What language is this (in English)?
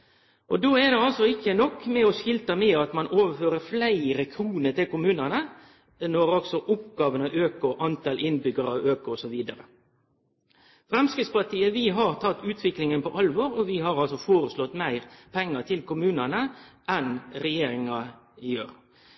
Norwegian Nynorsk